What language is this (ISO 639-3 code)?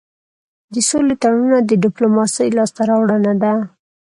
pus